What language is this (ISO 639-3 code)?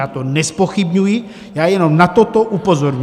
ces